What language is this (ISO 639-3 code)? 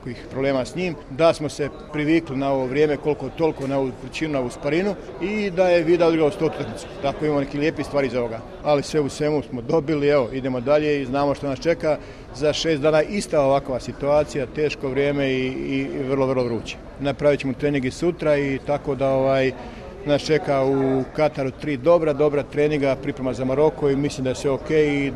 hrv